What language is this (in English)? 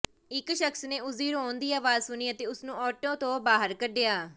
Punjabi